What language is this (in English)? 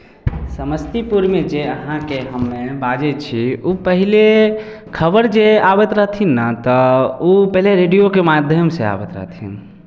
Maithili